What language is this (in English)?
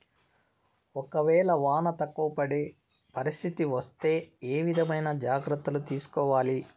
Telugu